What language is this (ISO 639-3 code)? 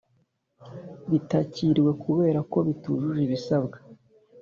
kin